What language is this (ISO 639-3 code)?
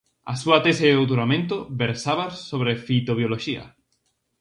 glg